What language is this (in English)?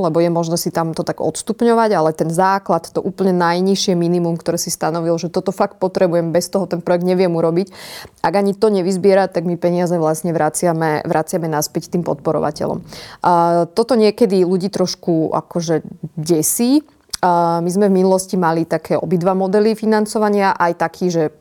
Slovak